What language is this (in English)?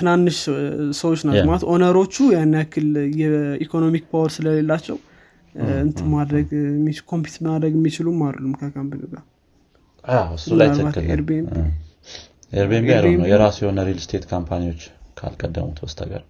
Amharic